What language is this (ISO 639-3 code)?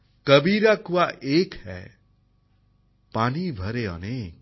ben